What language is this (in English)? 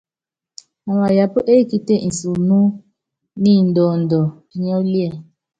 Yangben